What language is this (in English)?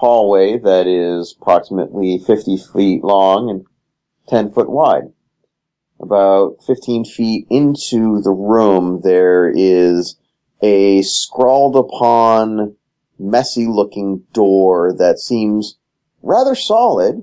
English